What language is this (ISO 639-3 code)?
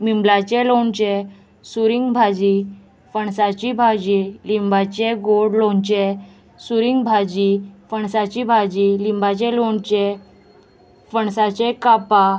kok